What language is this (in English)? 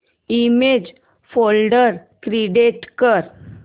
Marathi